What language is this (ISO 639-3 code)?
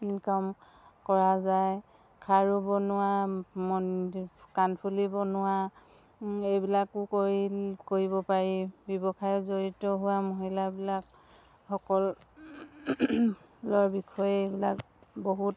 asm